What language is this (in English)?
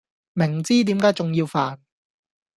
Cantonese